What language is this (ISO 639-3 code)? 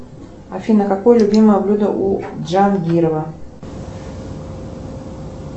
rus